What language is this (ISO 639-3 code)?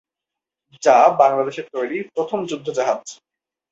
ben